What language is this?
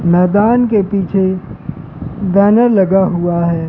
Hindi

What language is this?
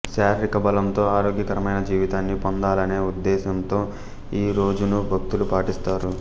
Telugu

